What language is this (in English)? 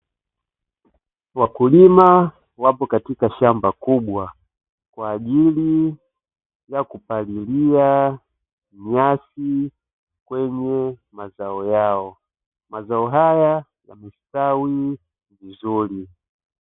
Swahili